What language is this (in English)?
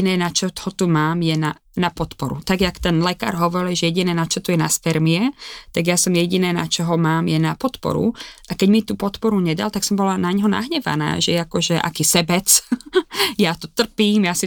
Slovak